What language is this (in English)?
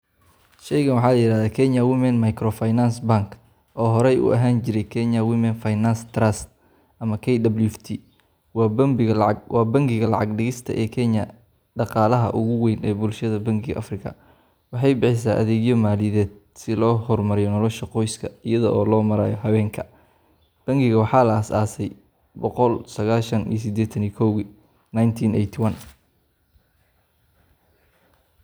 Somali